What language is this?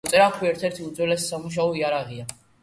Georgian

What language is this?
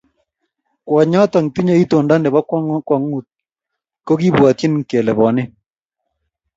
Kalenjin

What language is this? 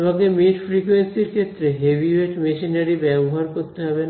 Bangla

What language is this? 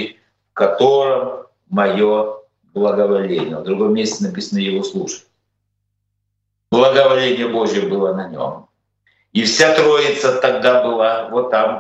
Russian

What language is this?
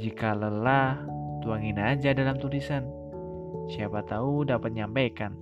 Indonesian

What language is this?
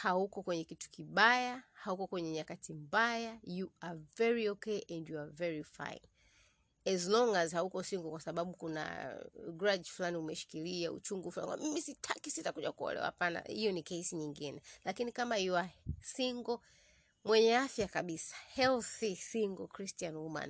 Swahili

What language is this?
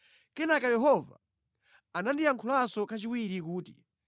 Nyanja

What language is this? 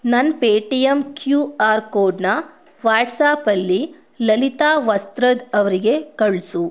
Kannada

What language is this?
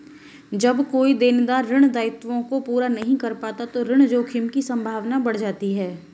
Hindi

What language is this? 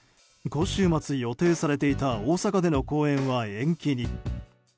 Japanese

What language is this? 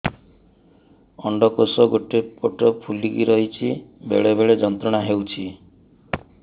Odia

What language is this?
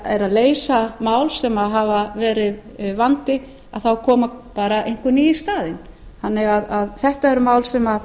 Icelandic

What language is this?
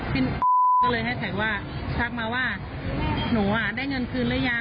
Thai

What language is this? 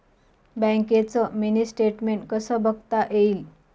Marathi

